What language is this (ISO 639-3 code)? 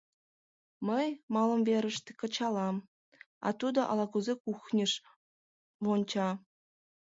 chm